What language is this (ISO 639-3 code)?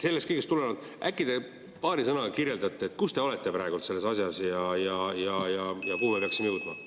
est